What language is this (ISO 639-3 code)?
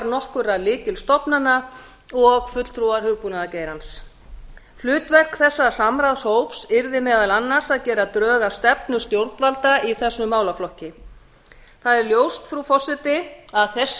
isl